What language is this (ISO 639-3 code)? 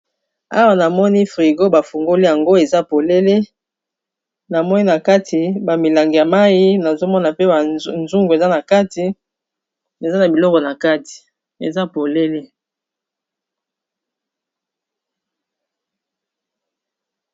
lin